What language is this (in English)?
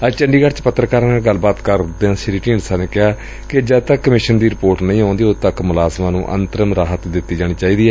Punjabi